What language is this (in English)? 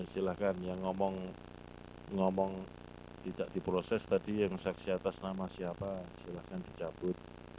Indonesian